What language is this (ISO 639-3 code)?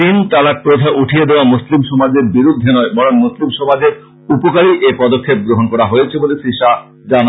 ben